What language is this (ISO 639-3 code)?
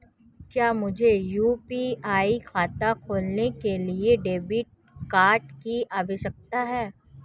hin